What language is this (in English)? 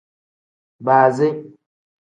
Tem